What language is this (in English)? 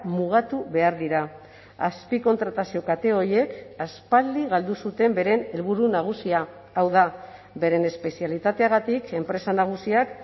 Basque